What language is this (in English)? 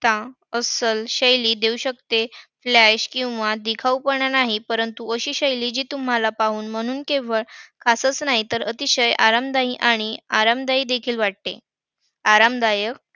Marathi